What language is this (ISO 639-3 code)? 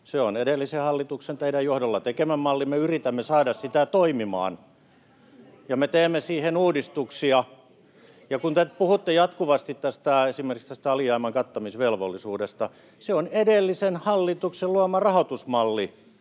fin